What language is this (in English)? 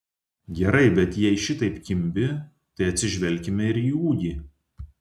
Lithuanian